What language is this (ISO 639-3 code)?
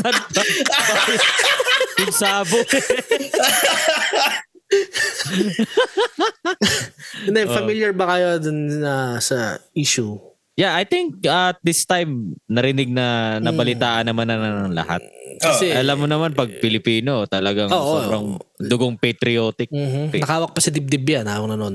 fil